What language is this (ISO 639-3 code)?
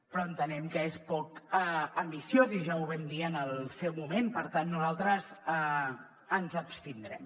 cat